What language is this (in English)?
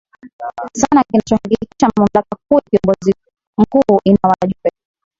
Swahili